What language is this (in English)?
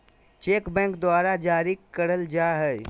Magahi